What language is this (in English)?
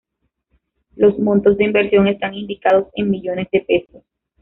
Spanish